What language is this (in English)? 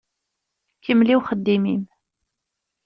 Kabyle